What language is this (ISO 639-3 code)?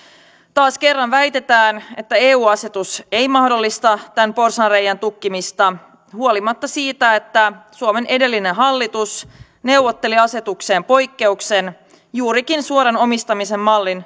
fin